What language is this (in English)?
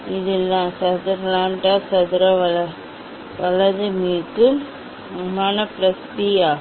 Tamil